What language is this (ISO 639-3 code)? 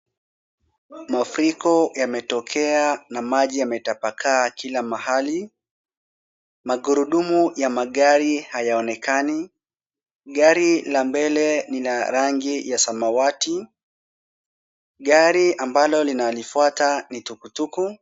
swa